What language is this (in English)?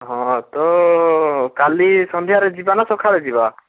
Odia